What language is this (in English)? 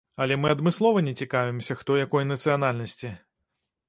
Belarusian